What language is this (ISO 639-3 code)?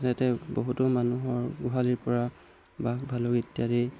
asm